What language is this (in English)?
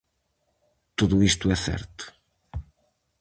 Galician